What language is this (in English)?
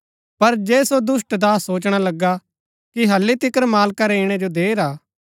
Gaddi